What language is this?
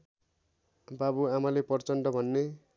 Nepali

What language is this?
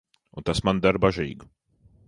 Latvian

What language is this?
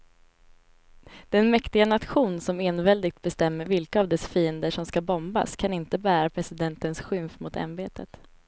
Swedish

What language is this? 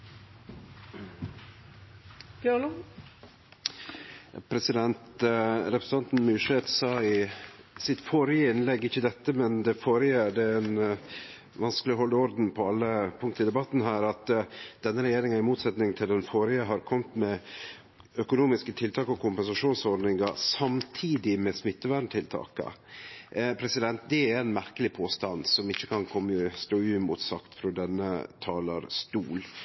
Norwegian Nynorsk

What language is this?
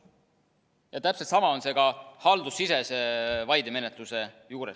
Estonian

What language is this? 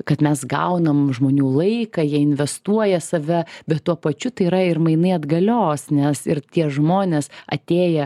Lithuanian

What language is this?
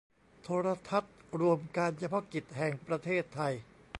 Thai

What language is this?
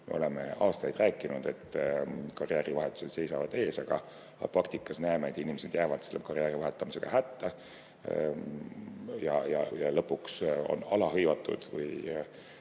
Estonian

